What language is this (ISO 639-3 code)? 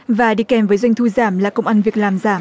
vie